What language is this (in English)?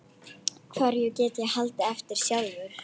Icelandic